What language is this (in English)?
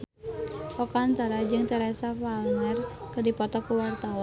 Sundanese